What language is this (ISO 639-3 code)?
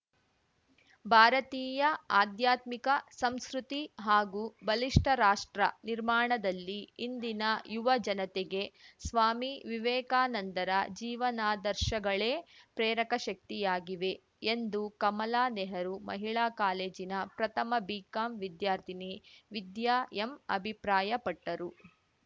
kan